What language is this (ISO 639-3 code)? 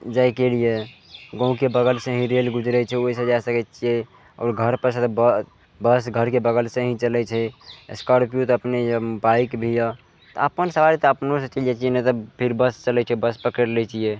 mai